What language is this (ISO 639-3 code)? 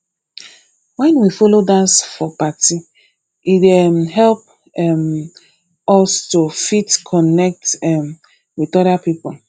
pcm